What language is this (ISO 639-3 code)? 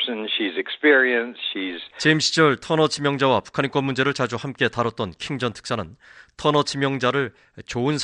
kor